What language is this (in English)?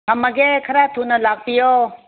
Manipuri